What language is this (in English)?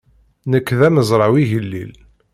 Kabyle